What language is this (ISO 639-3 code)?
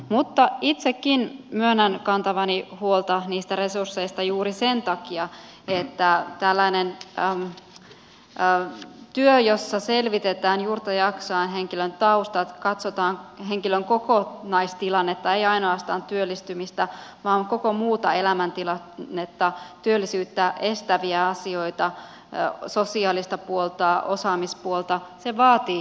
fin